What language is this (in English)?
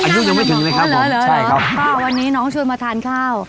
Thai